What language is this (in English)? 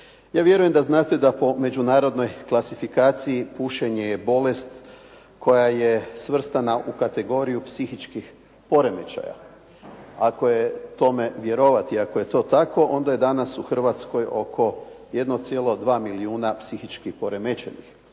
Croatian